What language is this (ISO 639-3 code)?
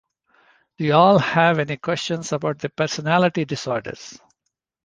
eng